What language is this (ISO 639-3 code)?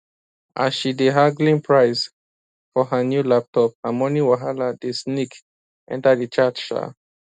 pcm